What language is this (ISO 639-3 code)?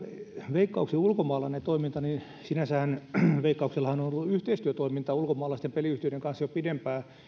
fin